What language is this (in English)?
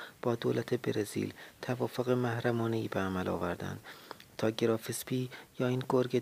Persian